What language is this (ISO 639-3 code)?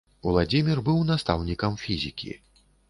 bel